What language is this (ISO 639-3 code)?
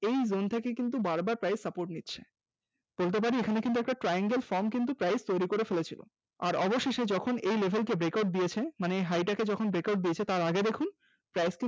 ben